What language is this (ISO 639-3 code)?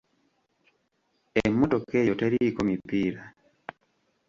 lug